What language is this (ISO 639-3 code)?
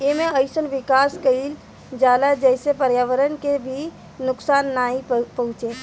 bho